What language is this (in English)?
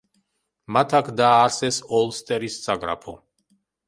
Georgian